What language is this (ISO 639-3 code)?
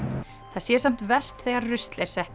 isl